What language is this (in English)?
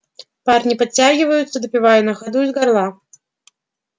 Russian